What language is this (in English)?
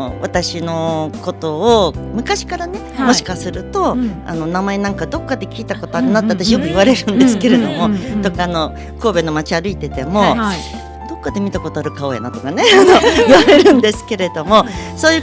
Japanese